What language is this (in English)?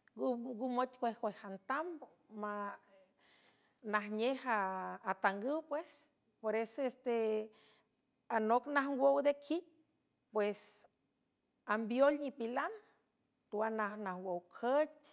San Francisco Del Mar Huave